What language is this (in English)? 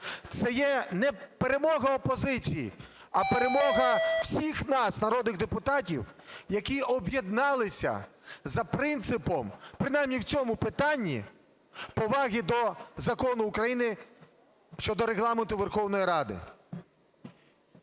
Ukrainian